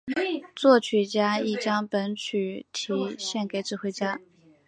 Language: Chinese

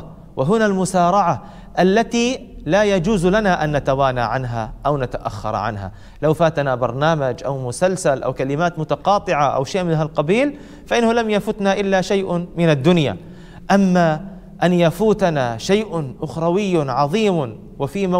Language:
Arabic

